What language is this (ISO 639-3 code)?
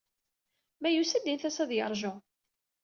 kab